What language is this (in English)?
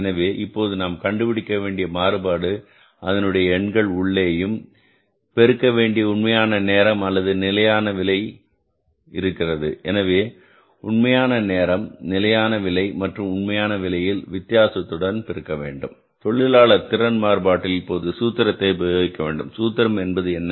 Tamil